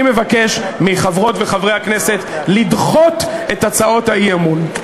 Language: Hebrew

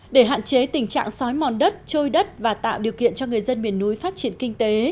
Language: Vietnamese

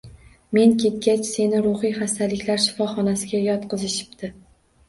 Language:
Uzbek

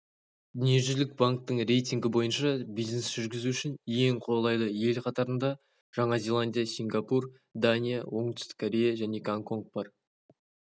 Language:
Kazakh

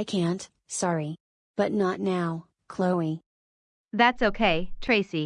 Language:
English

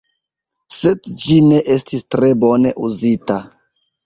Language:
Esperanto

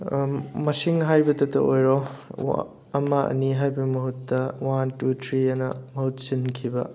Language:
Manipuri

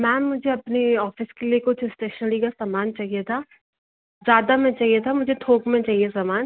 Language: Hindi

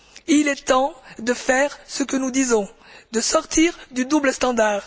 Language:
French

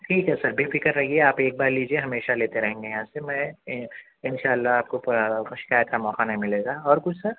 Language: Urdu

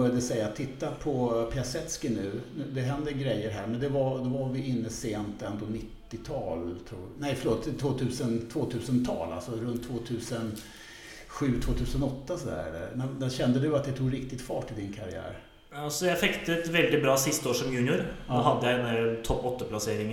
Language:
Swedish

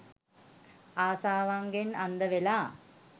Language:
Sinhala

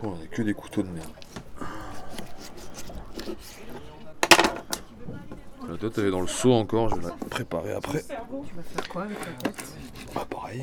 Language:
French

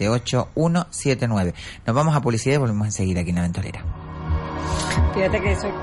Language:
Spanish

